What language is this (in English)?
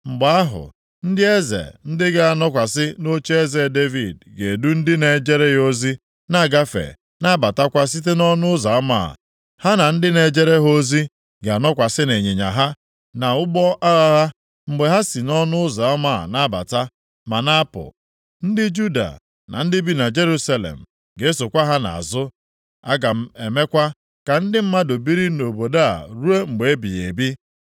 Igbo